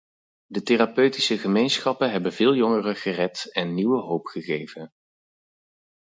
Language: Dutch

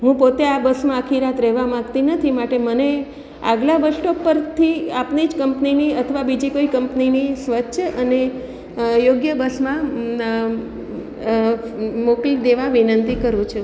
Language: Gujarati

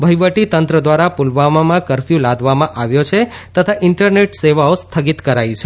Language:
Gujarati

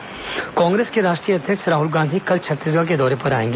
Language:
Hindi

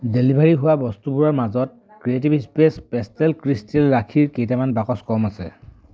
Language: Assamese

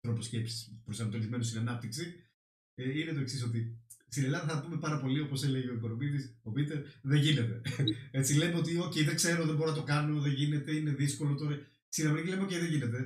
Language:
Greek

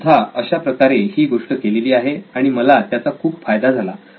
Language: Marathi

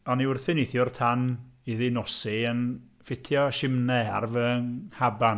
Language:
Welsh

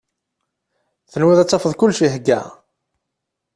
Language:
Kabyle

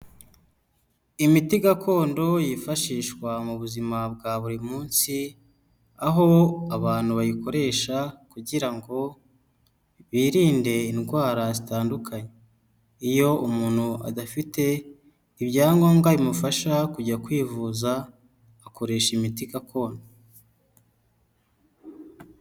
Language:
Kinyarwanda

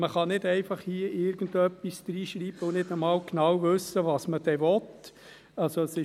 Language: Swiss German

